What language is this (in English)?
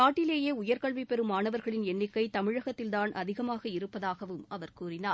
Tamil